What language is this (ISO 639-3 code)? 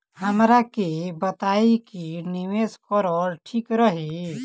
bho